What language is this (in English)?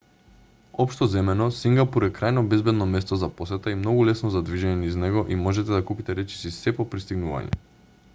Macedonian